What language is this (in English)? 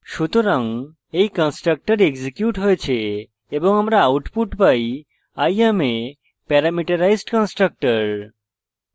Bangla